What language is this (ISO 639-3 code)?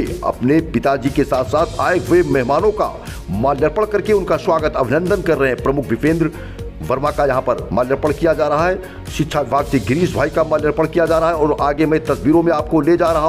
hin